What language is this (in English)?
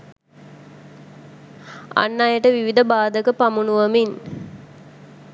Sinhala